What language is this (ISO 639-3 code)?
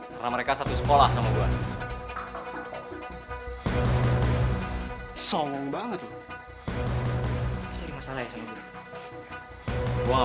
ind